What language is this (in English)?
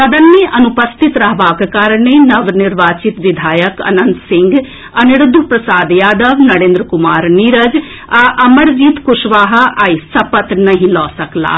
Maithili